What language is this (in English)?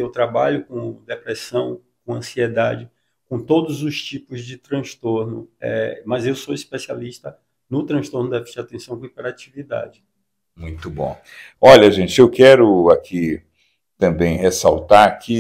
Portuguese